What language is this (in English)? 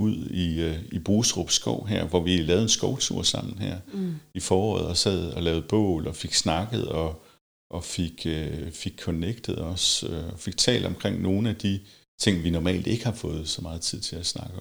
Danish